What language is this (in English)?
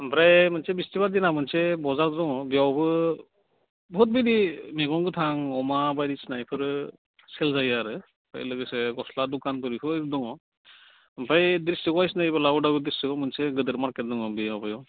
Bodo